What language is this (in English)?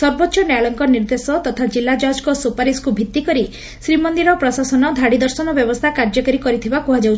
Odia